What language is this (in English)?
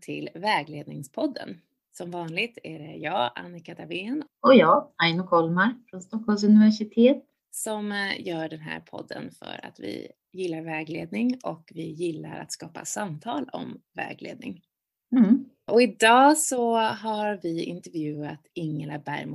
Swedish